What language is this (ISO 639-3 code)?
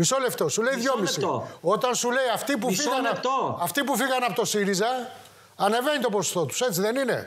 ell